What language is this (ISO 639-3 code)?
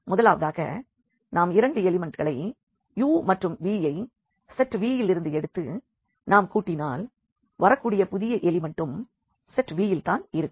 tam